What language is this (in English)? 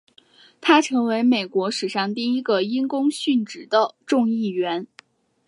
Chinese